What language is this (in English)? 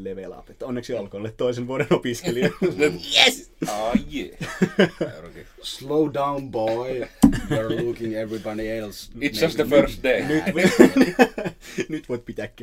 Finnish